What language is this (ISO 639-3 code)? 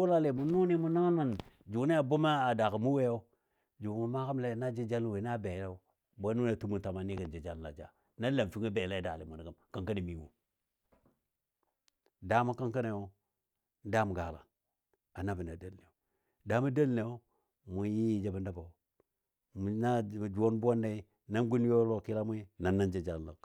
dbd